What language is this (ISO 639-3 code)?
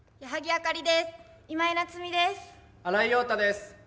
jpn